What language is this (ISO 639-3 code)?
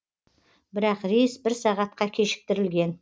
kaz